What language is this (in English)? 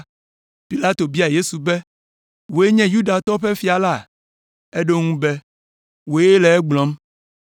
Ewe